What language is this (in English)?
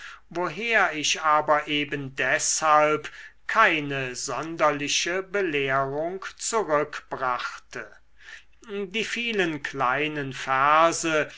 German